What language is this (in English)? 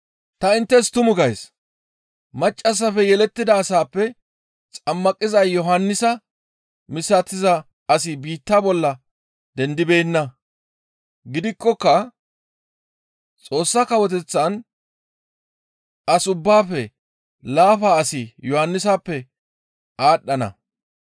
Gamo